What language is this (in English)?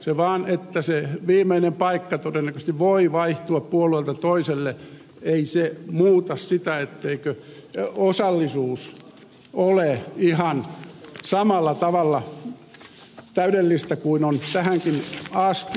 Finnish